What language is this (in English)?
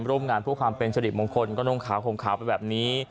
Thai